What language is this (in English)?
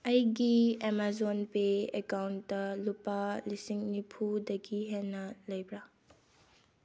Manipuri